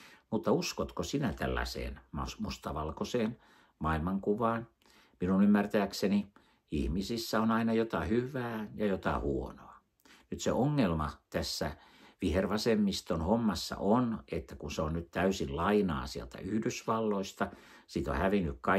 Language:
Finnish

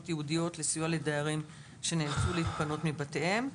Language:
Hebrew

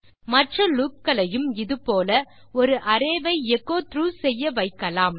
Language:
Tamil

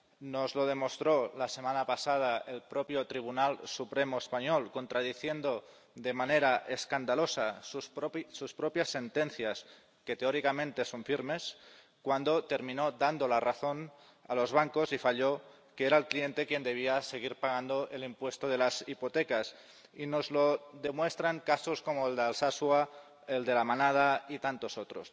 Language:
Spanish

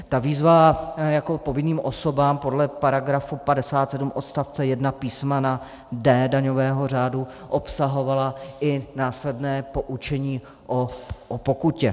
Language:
Czech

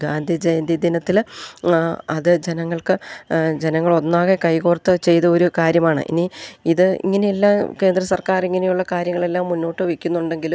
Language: Malayalam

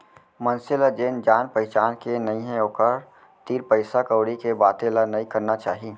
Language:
Chhattisgarhi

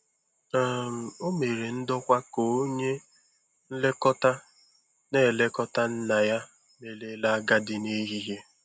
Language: Igbo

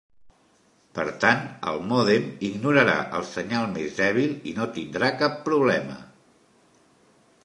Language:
Catalan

